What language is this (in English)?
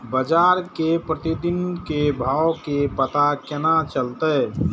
Maithili